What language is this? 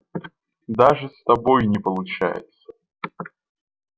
Russian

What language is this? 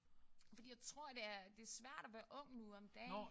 Danish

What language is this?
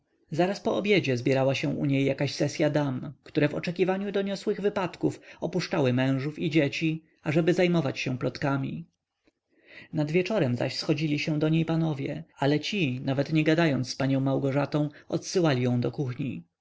Polish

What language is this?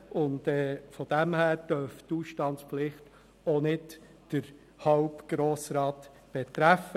Swiss German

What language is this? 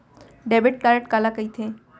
Chhattisgarhi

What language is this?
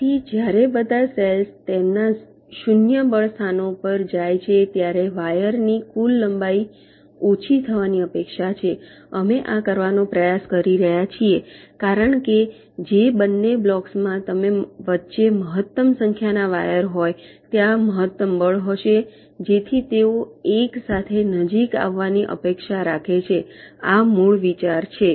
Gujarati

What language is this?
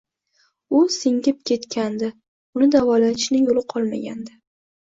Uzbek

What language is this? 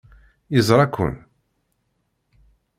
Kabyle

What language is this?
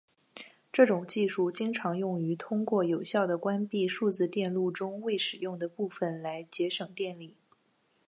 Chinese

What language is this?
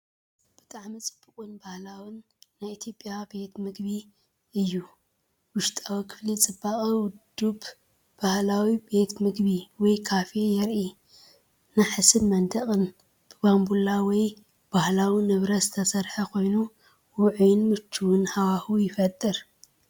Tigrinya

